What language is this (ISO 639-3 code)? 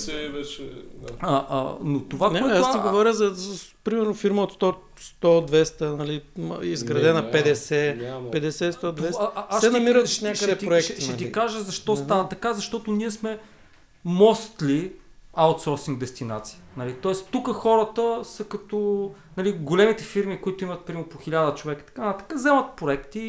bul